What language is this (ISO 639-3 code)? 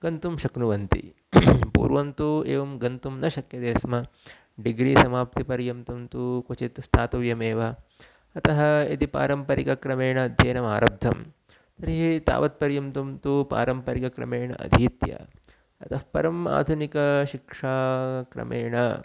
san